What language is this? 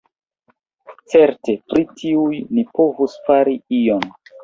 Esperanto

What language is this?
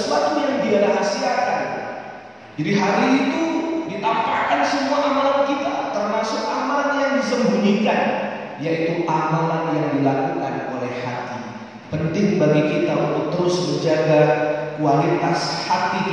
Indonesian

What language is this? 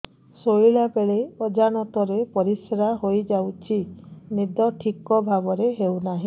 Odia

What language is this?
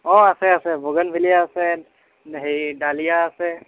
Assamese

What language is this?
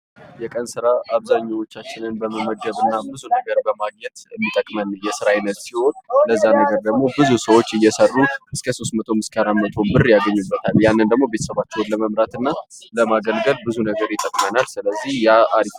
Amharic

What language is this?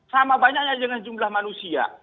Indonesian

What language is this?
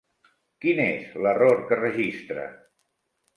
Catalan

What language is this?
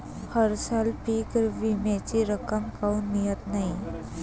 Marathi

